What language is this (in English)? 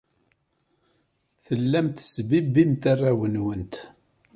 Kabyle